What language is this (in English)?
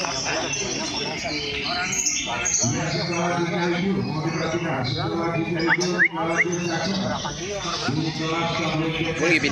Indonesian